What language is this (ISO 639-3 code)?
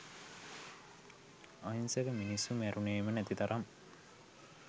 sin